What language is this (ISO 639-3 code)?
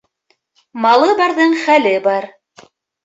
bak